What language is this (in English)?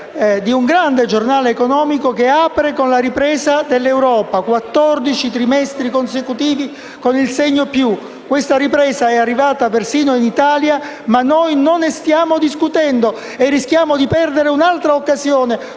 Italian